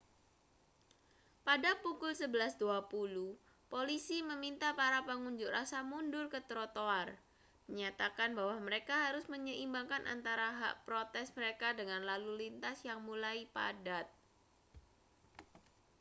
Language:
Indonesian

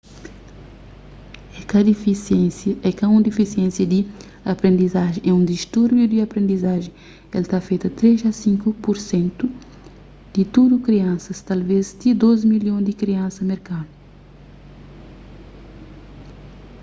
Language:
Kabuverdianu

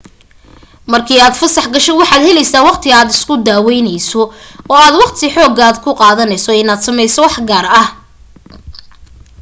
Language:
Somali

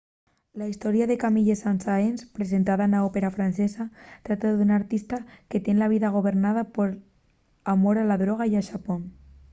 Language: Asturian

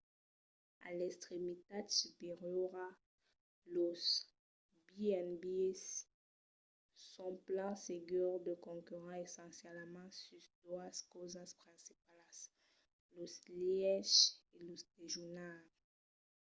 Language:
Occitan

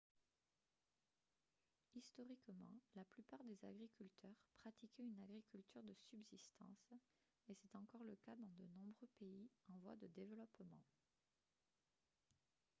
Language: French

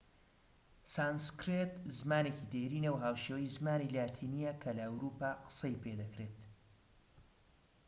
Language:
Central Kurdish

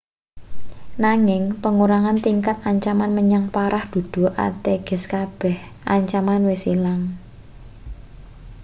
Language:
Javanese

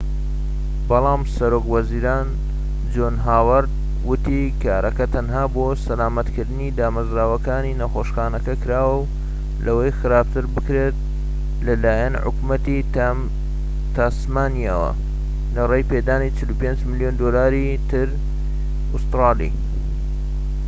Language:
Central Kurdish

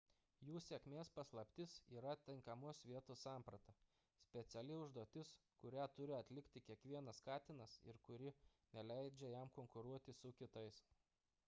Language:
Lithuanian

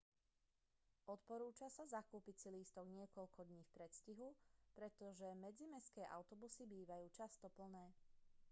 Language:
Slovak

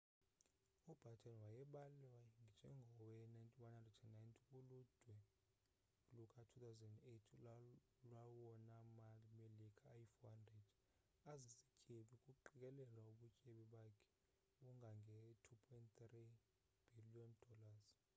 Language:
Xhosa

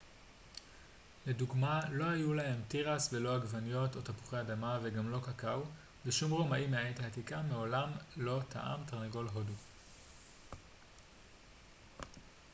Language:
Hebrew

